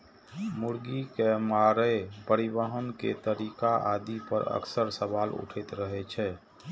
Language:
Maithili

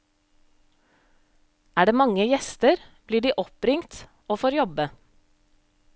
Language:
Norwegian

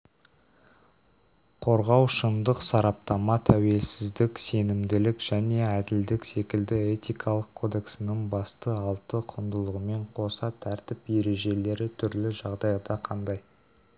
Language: Kazakh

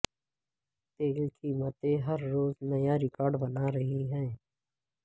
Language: Urdu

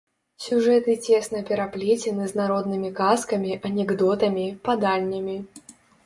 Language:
Belarusian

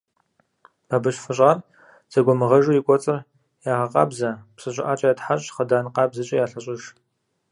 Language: Kabardian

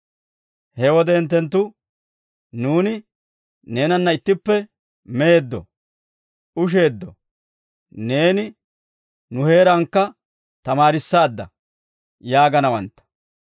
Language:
Dawro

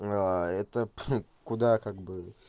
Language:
Russian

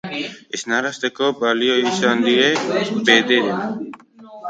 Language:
Basque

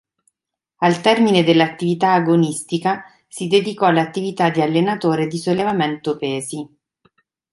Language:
Italian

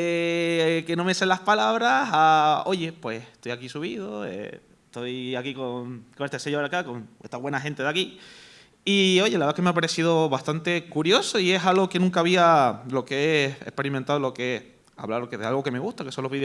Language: Spanish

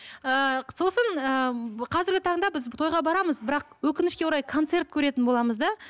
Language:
Kazakh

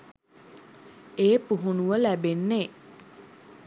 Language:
Sinhala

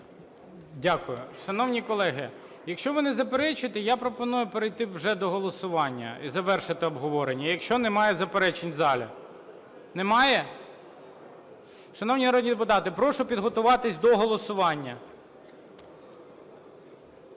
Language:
Ukrainian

